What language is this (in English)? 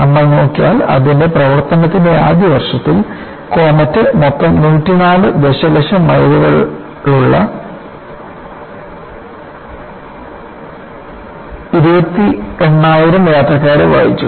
Malayalam